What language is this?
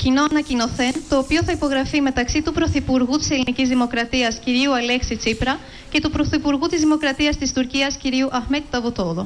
Greek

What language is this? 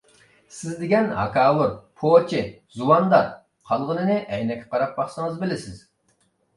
Uyghur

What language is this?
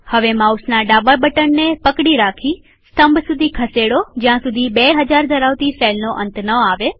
Gujarati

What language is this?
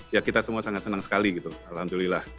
Indonesian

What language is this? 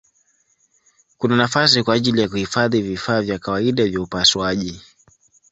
Swahili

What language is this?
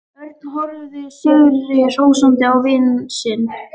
Icelandic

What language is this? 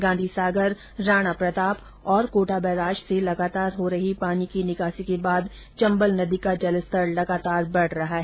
Hindi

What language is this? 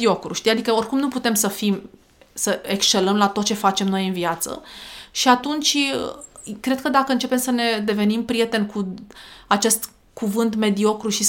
Romanian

